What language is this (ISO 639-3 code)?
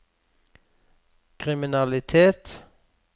nor